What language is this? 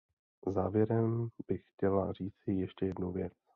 Czech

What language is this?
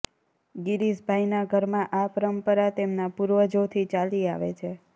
Gujarati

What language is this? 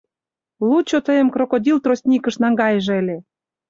Mari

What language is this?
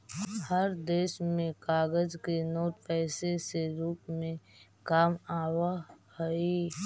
Magahi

